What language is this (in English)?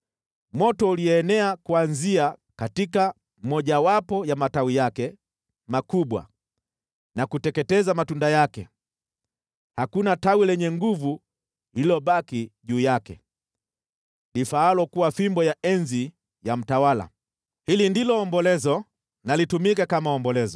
Swahili